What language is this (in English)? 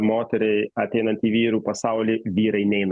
Lithuanian